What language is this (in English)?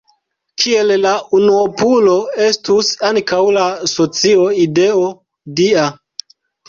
Esperanto